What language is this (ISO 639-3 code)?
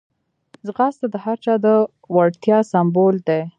pus